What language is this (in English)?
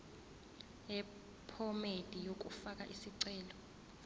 Zulu